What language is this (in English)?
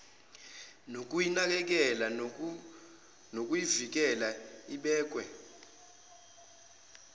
Zulu